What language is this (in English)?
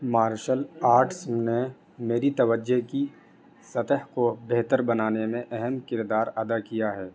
Urdu